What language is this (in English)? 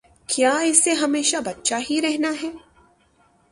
Urdu